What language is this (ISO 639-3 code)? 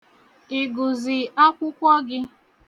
ibo